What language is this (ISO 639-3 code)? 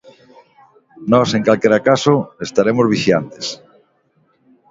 glg